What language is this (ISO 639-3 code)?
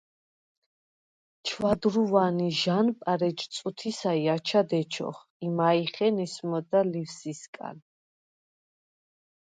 sva